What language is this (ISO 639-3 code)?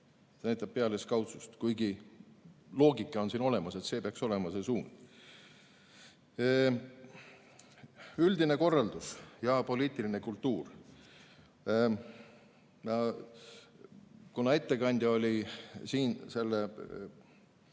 est